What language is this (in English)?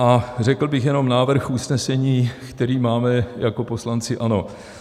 Czech